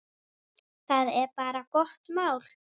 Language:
Icelandic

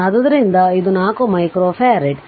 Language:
Kannada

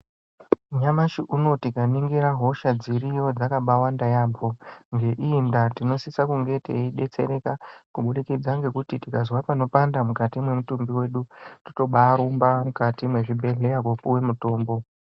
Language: Ndau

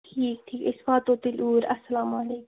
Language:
Kashmiri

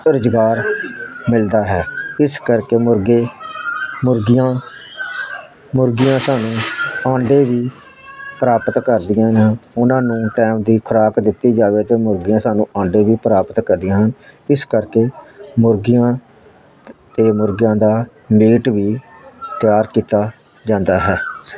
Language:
Punjabi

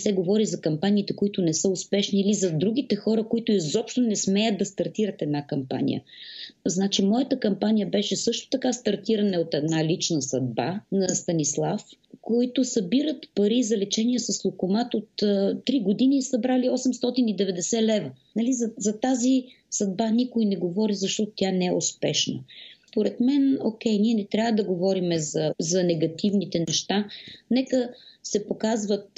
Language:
Bulgarian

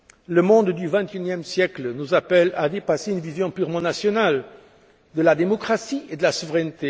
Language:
French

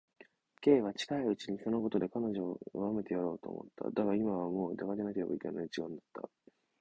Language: Japanese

